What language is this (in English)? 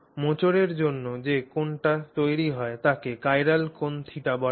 Bangla